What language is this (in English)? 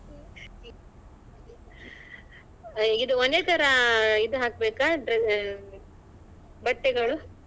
Kannada